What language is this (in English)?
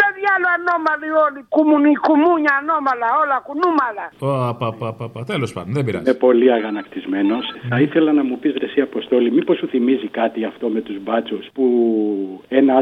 Greek